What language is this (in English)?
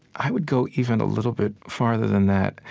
English